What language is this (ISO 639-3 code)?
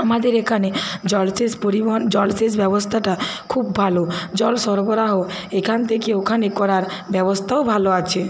ben